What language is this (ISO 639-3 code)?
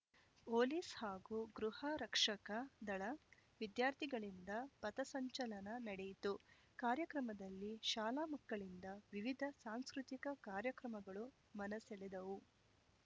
kan